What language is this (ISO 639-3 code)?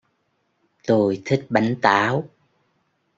vie